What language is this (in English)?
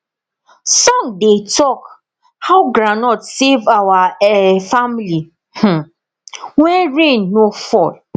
Nigerian Pidgin